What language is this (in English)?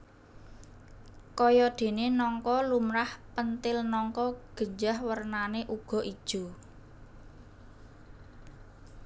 Javanese